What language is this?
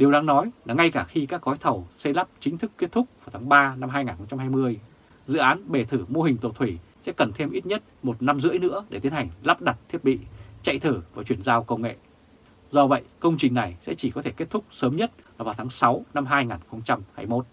Vietnamese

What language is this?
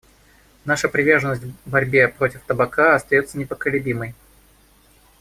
Russian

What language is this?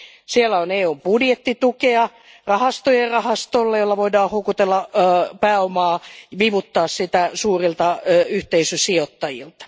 Finnish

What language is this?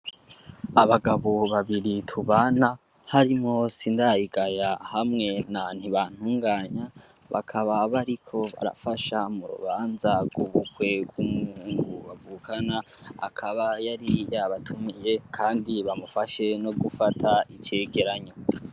Rundi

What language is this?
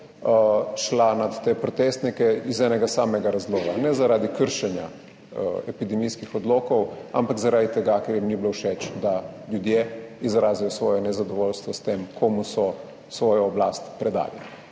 Slovenian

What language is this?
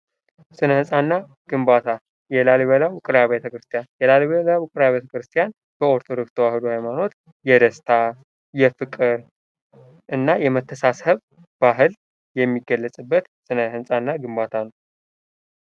Amharic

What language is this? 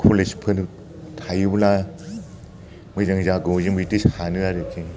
Bodo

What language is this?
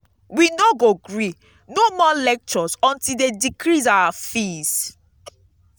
Nigerian Pidgin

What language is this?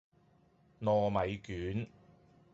Cantonese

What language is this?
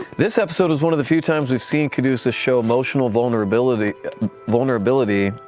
English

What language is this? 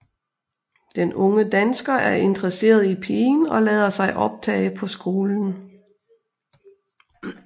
Danish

